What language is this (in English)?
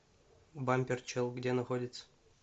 Russian